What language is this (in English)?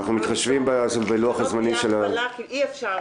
Hebrew